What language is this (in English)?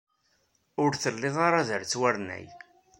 Kabyle